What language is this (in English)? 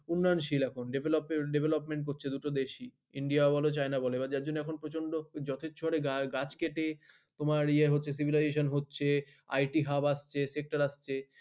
Bangla